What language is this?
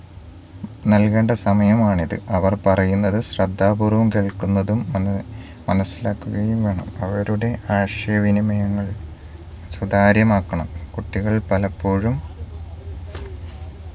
Malayalam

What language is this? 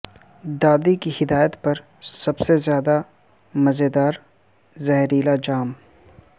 Urdu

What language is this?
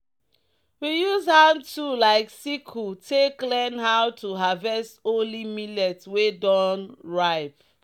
Nigerian Pidgin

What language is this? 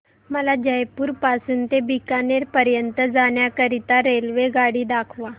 Marathi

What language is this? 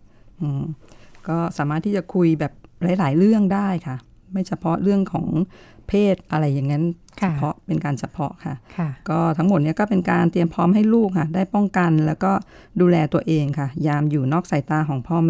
Thai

